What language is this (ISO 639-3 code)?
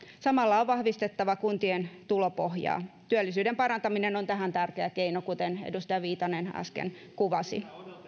fin